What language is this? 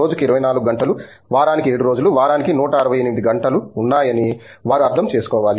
Telugu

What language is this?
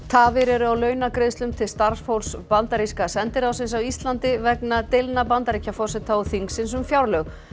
Icelandic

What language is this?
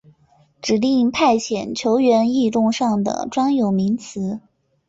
Chinese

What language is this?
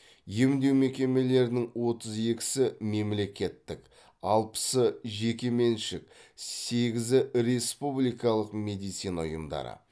Kazakh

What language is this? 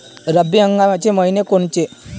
Marathi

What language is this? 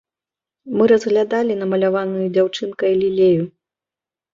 Belarusian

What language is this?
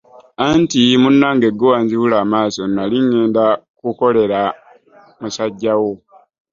Ganda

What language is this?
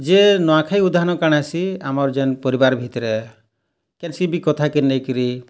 Odia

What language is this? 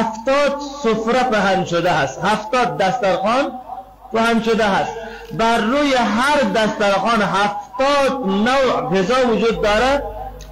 Persian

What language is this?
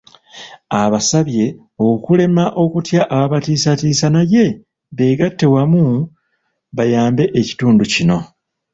Ganda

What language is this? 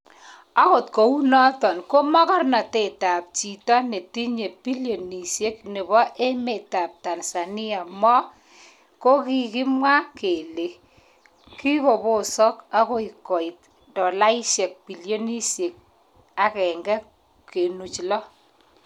Kalenjin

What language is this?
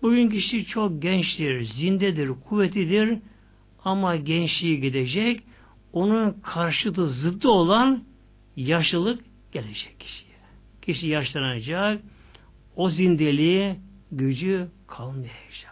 Turkish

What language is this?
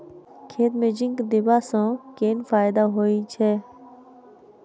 Maithili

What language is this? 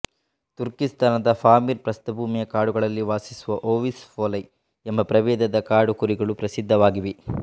Kannada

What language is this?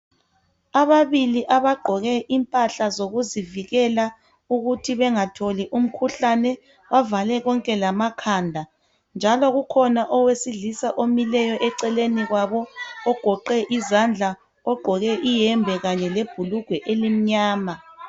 North Ndebele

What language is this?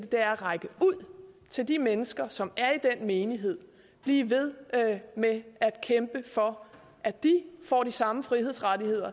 Danish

